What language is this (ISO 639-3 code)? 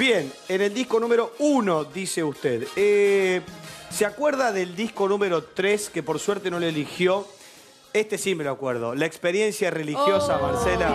spa